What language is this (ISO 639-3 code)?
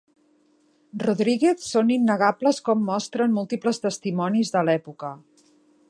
cat